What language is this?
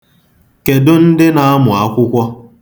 Igbo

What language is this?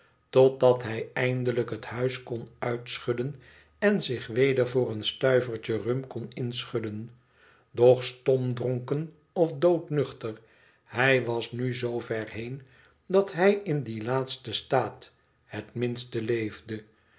Dutch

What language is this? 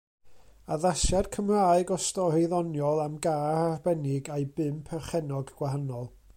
Welsh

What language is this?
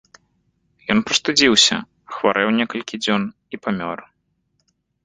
Belarusian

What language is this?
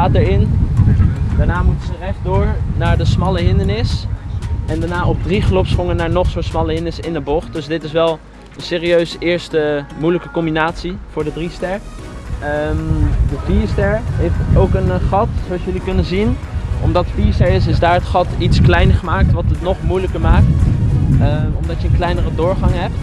Dutch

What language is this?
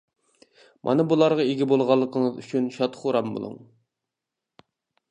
Uyghur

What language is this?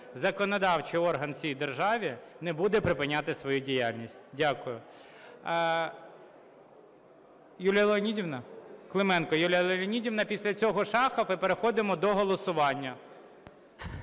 Ukrainian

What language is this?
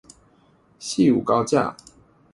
Chinese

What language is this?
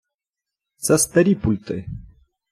Ukrainian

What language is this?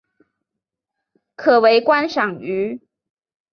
Chinese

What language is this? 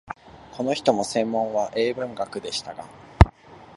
Japanese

